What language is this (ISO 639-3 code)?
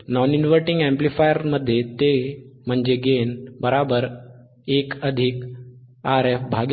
mar